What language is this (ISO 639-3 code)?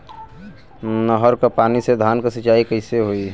bho